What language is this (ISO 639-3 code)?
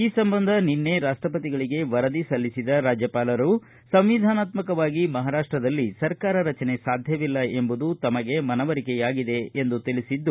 kan